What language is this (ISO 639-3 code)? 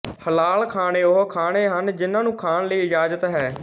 pan